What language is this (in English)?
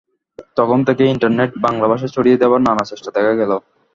Bangla